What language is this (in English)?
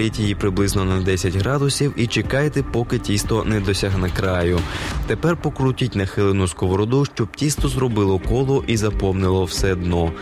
Ukrainian